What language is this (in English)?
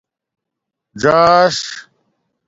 Domaaki